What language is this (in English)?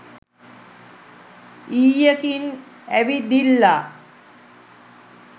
Sinhala